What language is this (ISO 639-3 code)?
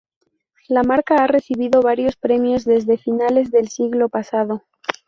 spa